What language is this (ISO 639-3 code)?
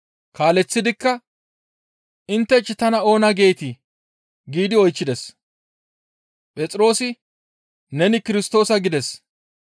gmv